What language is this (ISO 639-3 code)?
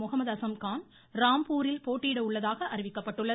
tam